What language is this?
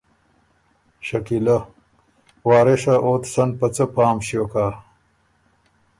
Ormuri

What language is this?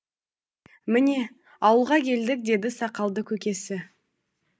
Kazakh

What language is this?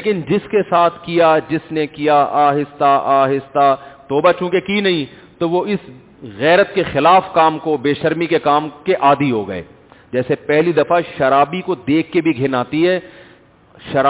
Urdu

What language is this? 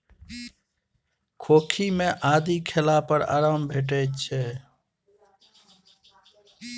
Maithili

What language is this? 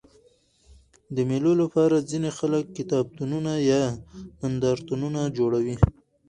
Pashto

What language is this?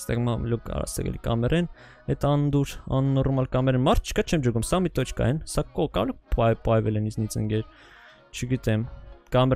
Turkish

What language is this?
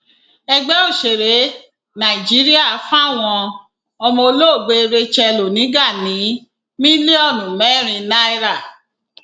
Yoruba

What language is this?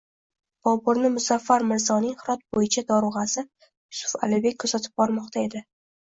Uzbek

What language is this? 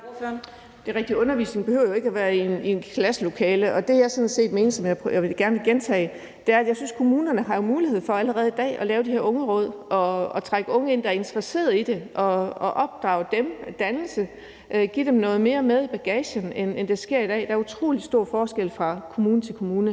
Danish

